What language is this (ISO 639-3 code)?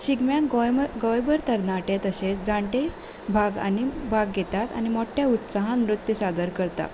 kok